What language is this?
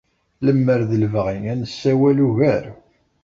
Kabyle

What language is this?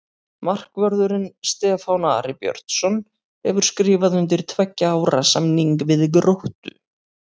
Icelandic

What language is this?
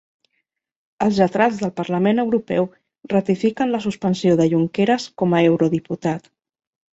Catalan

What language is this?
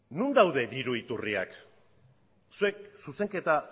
Basque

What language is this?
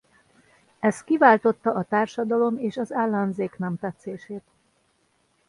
Hungarian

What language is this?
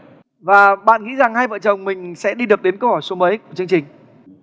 Vietnamese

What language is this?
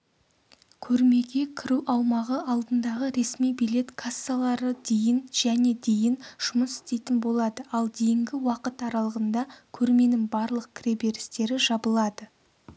Kazakh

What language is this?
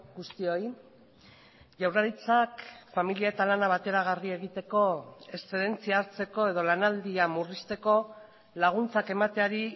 Basque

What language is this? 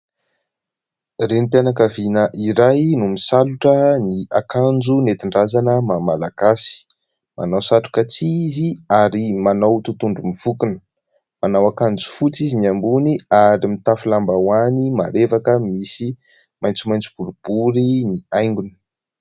Malagasy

